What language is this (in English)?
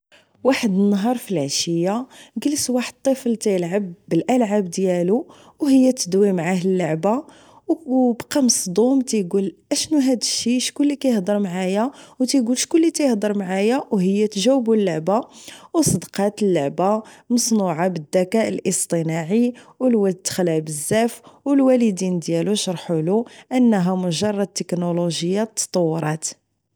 Moroccan Arabic